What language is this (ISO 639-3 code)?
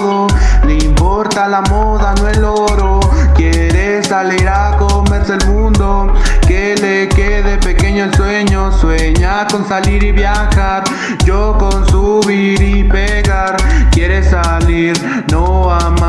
spa